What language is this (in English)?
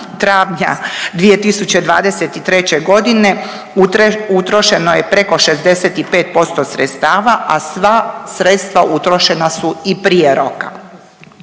Croatian